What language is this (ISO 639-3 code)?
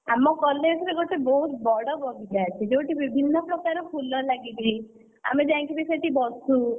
ori